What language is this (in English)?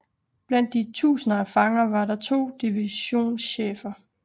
Danish